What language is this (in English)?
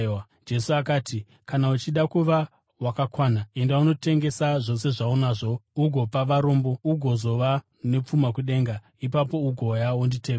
Shona